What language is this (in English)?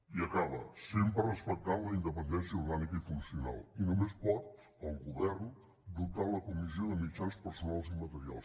Catalan